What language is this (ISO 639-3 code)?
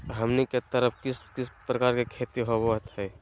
mag